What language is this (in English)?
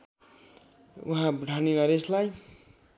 Nepali